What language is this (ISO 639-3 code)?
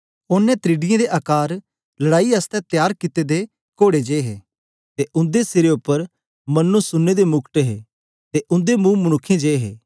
doi